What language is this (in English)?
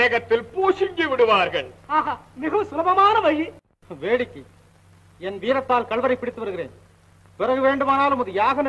Thai